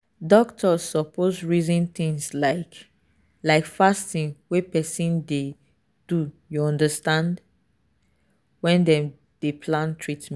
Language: Nigerian Pidgin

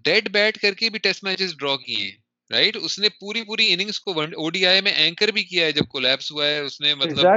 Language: Urdu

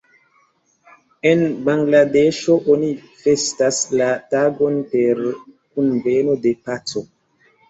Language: Esperanto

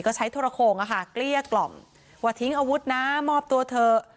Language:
Thai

